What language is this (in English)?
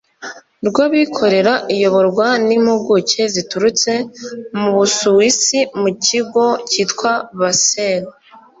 Kinyarwanda